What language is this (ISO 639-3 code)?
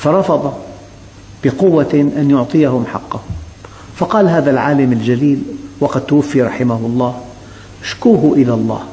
ara